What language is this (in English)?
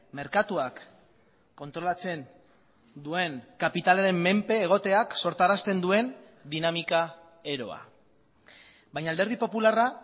Basque